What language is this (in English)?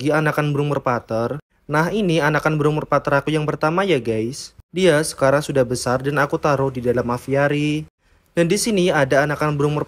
Indonesian